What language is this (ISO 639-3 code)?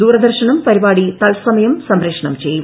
mal